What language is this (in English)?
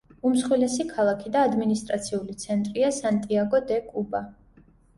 Georgian